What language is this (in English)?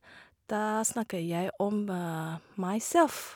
Norwegian